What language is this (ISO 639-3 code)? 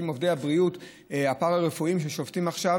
heb